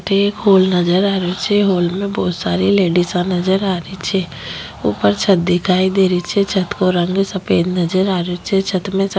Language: Rajasthani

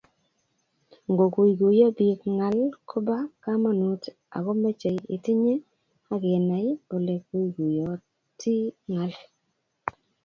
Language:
Kalenjin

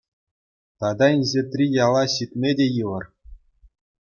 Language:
Chuvash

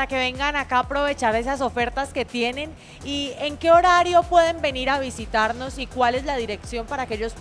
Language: Spanish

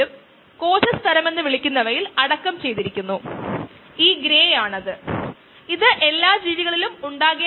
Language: Malayalam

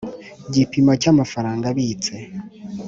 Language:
Kinyarwanda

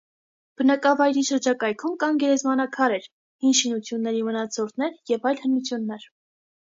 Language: Armenian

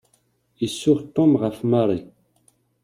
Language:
Kabyle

